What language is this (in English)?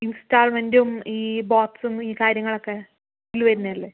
Malayalam